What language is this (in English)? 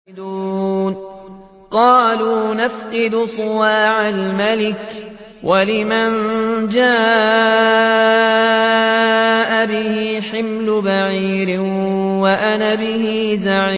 Arabic